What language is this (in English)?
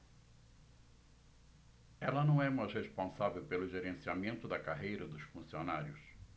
Portuguese